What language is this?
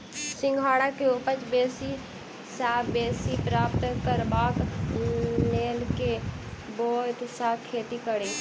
Maithili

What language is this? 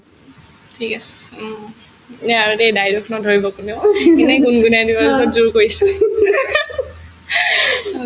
Assamese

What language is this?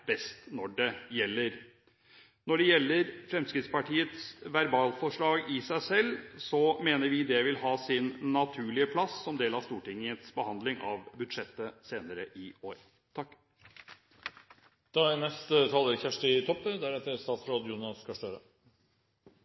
Norwegian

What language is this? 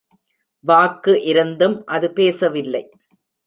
Tamil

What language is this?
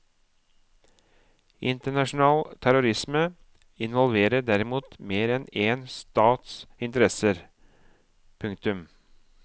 Norwegian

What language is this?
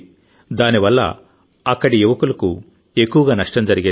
Telugu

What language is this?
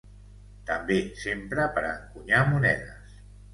Catalan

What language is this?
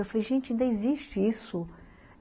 Portuguese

